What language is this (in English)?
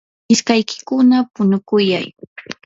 Yanahuanca Pasco Quechua